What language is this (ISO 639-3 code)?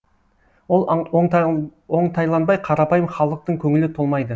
kaz